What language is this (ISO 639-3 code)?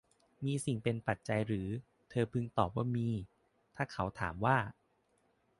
tha